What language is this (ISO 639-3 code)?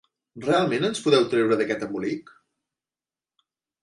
cat